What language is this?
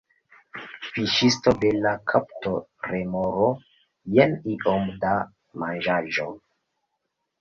Esperanto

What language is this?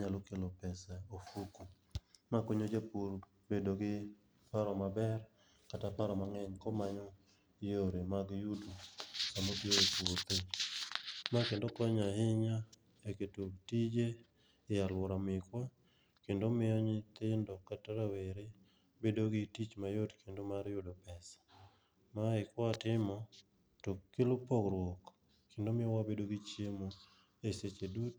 Luo (Kenya and Tanzania)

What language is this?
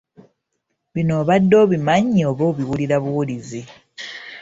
Ganda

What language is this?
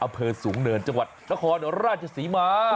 Thai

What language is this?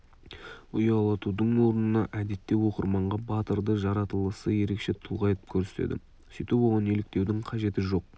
Kazakh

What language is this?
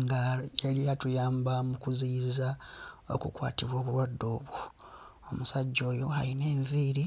Ganda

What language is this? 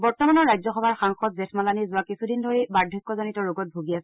Assamese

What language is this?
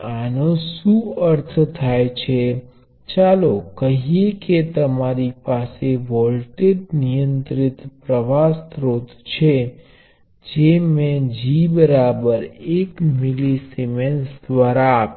Gujarati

